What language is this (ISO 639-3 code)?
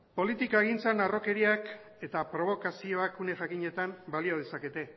eus